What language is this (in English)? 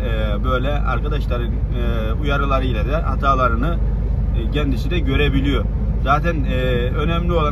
Turkish